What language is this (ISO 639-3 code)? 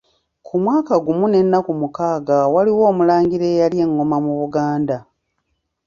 lug